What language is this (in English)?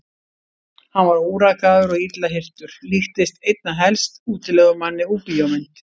Icelandic